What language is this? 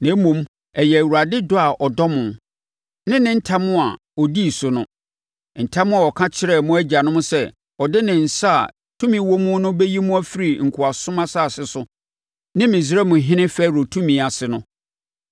Akan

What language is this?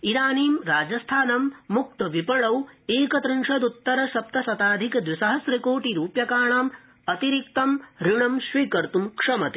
Sanskrit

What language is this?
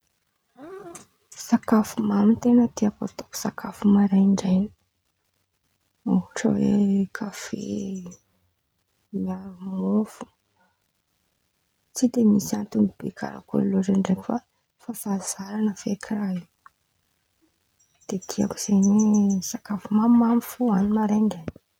Antankarana Malagasy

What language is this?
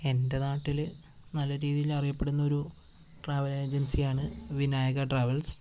Malayalam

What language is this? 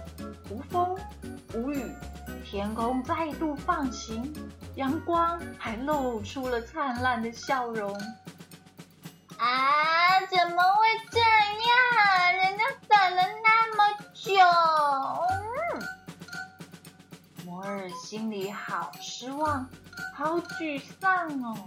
Chinese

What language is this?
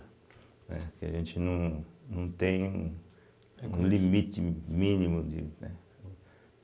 Portuguese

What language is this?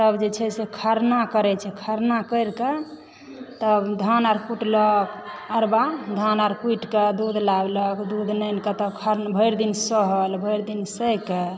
Maithili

